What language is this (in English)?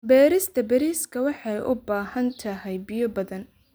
Somali